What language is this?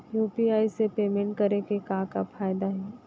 Chhattisgarhi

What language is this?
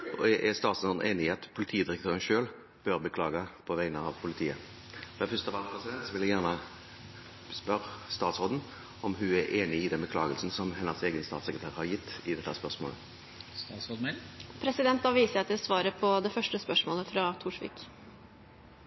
Norwegian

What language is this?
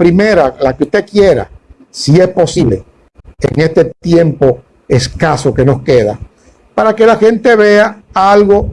Spanish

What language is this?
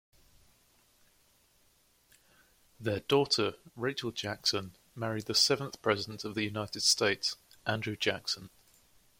English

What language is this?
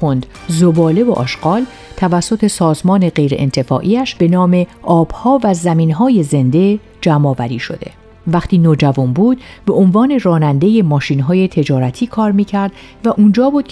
Persian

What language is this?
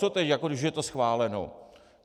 Czech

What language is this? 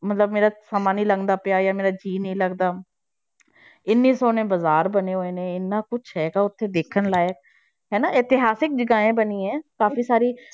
Punjabi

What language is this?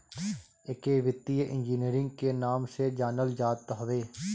Bhojpuri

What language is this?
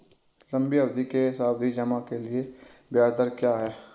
Hindi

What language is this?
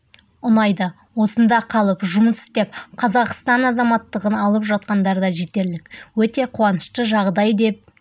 Kazakh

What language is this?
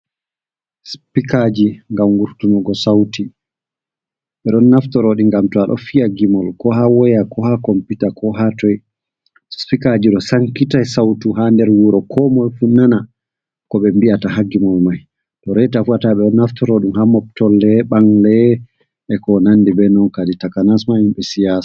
Fula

